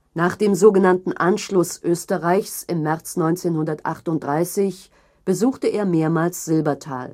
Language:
German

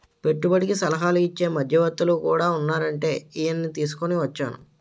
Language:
Telugu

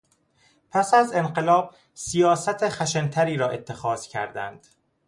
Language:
Persian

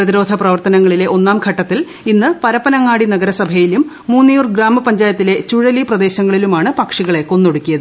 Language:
Malayalam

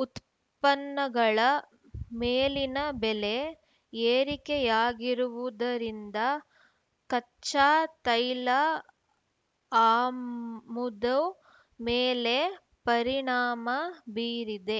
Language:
Kannada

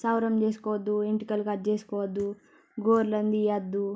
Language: Telugu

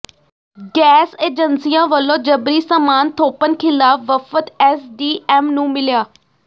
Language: Punjabi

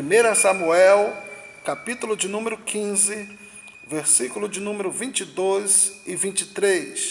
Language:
Portuguese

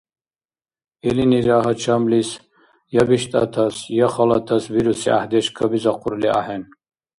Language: Dargwa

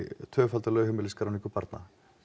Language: Icelandic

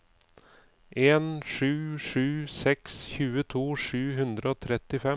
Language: Norwegian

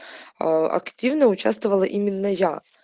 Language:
Russian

